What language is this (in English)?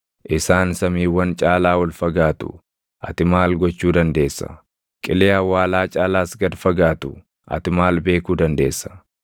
Oromo